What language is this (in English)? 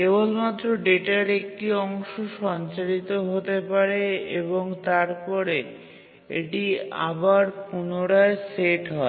Bangla